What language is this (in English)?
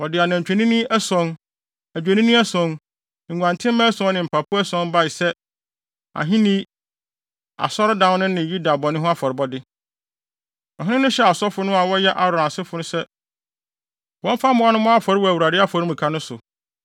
Akan